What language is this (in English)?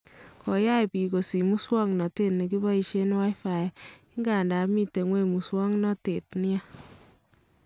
Kalenjin